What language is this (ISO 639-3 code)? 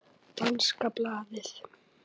isl